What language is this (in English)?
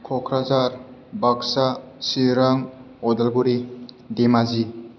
Bodo